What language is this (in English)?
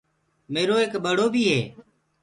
Gurgula